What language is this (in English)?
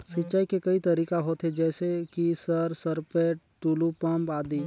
Chhattisgarhi